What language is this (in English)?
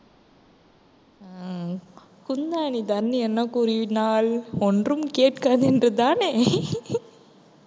Tamil